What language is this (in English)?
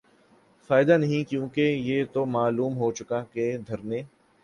Urdu